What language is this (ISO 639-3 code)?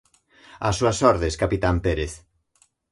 glg